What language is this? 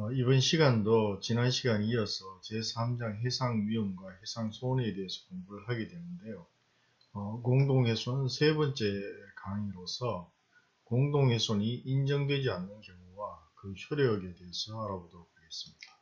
Korean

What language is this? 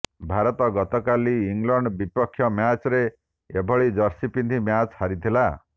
Odia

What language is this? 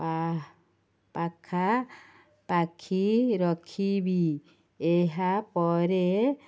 Odia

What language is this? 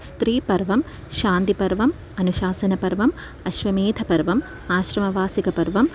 Sanskrit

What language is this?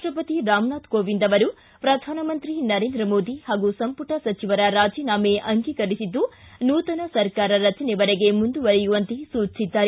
Kannada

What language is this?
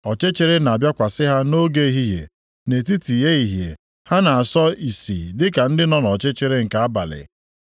Igbo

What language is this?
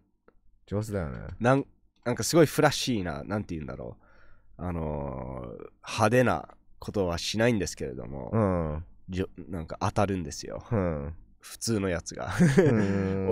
Japanese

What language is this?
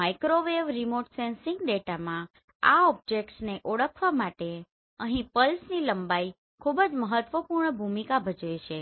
Gujarati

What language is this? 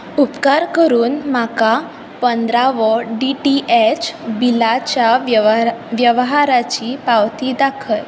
Konkani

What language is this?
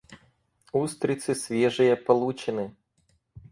Russian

